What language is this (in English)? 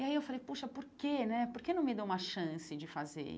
Portuguese